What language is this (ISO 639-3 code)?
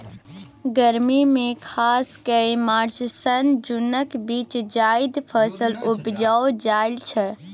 mai